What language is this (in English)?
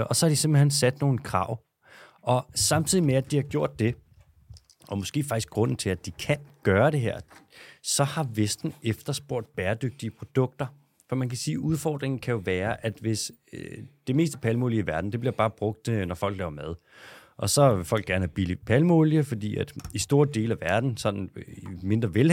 Danish